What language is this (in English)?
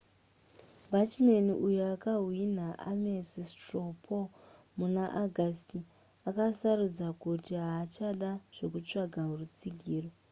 Shona